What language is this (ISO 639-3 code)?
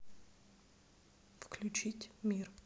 rus